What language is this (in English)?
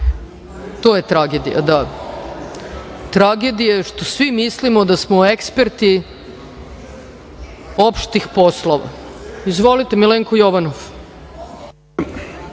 Serbian